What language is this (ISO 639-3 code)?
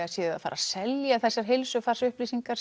isl